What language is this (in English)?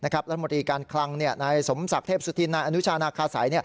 Thai